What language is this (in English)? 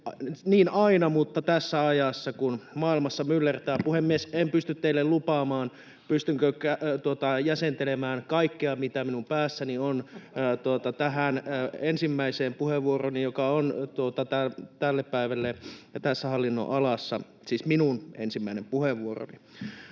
Finnish